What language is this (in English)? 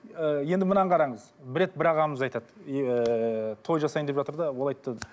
Kazakh